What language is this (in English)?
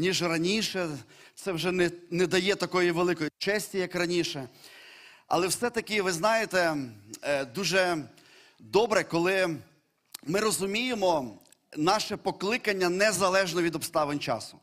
Ukrainian